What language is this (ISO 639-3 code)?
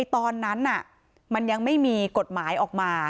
tha